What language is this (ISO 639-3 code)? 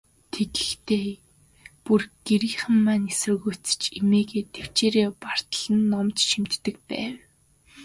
mon